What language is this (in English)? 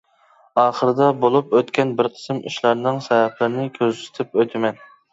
Uyghur